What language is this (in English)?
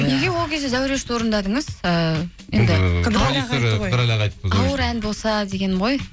Kazakh